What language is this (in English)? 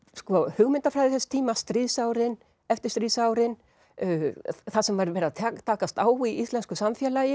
Icelandic